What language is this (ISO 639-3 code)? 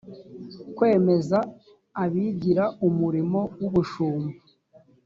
kin